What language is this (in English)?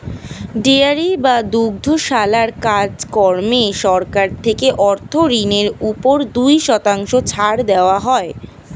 Bangla